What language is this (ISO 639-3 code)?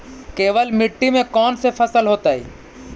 mag